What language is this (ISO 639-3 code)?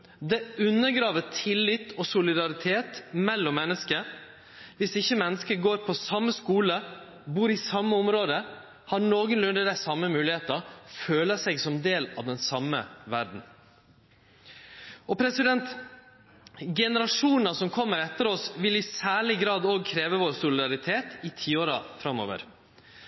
nno